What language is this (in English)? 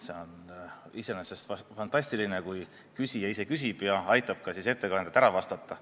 Estonian